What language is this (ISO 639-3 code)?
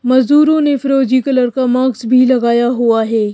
hin